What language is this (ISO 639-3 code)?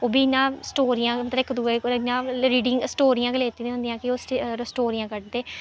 doi